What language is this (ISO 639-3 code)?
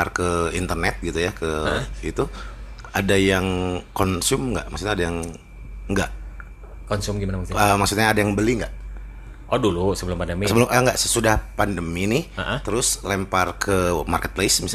ind